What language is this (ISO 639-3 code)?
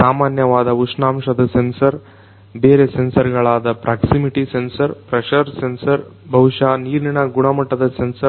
kan